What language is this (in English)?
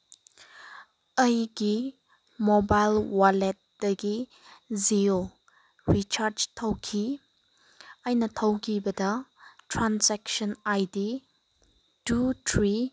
Manipuri